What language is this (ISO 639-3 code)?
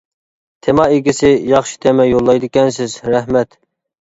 uig